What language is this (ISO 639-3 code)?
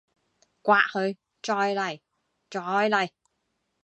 yue